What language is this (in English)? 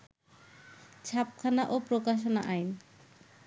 Bangla